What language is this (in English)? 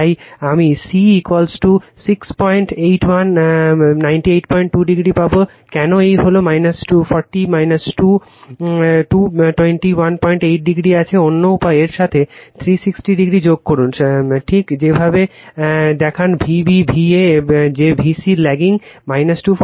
Bangla